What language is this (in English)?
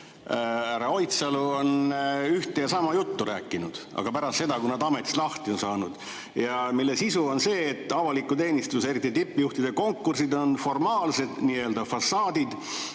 Estonian